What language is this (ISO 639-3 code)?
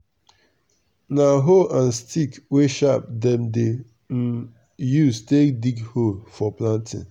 pcm